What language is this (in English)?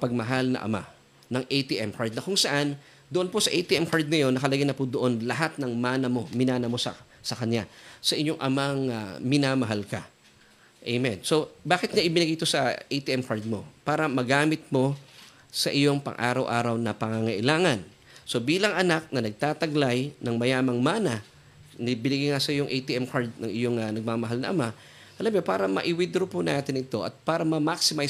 Filipino